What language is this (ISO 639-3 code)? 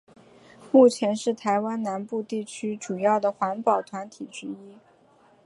zho